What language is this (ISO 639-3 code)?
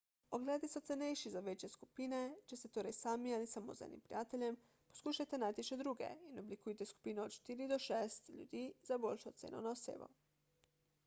slv